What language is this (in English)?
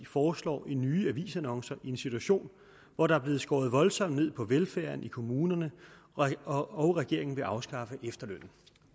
Danish